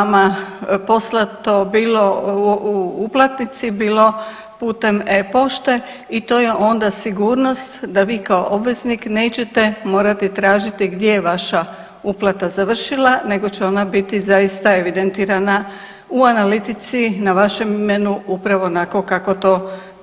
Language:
Croatian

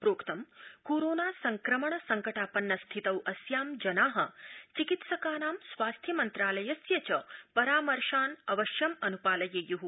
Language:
Sanskrit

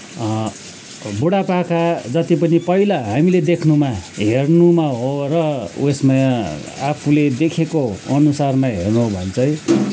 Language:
Nepali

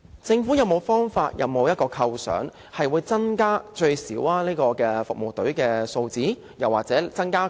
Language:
Cantonese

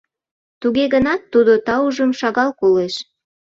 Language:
Mari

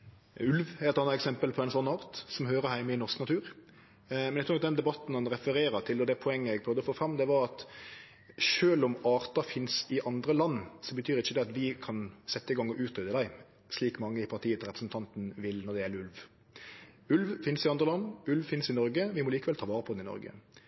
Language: Norwegian Nynorsk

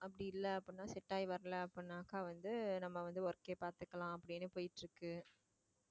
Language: Tamil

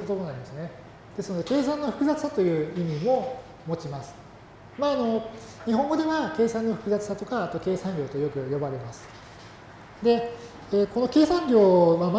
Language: Japanese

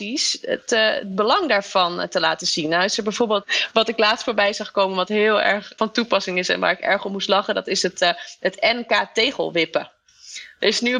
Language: Dutch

